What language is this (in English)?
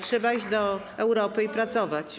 Polish